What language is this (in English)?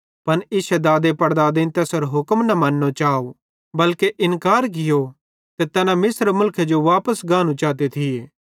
Bhadrawahi